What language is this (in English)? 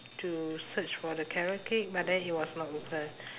English